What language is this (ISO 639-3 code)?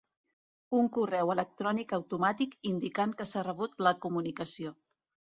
cat